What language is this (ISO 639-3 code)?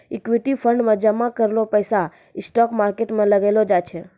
mai